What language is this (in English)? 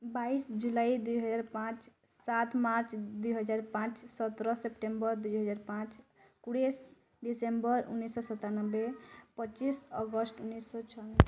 Odia